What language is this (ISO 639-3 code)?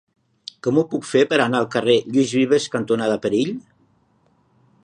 cat